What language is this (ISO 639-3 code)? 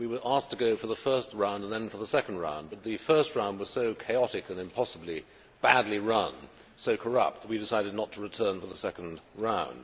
eng